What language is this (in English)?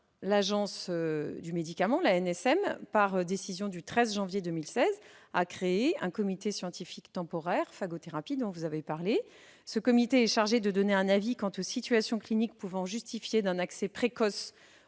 French